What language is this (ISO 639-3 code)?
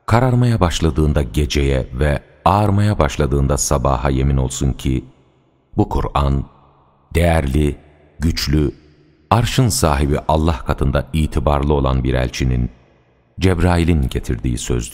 tur